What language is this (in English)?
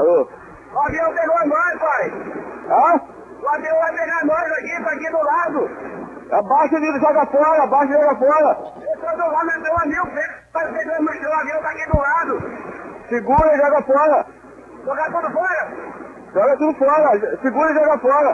Portuguese